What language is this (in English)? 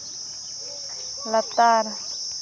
Santali